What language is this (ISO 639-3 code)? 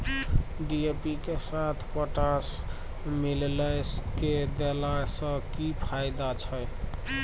mai